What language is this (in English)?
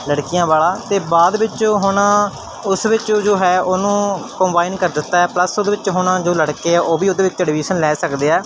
Punjabi